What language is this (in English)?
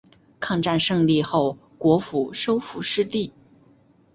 Chinese